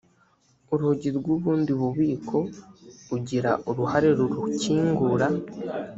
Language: Kinyarwanda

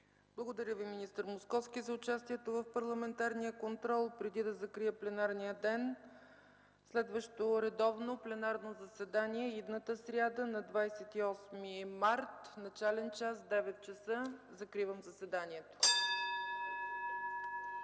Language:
Bulgarian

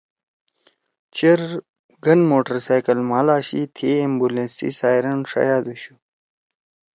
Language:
Torwali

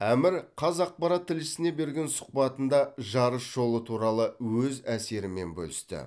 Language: Kazakh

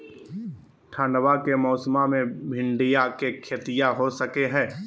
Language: Magahi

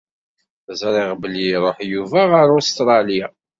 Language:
Kabyle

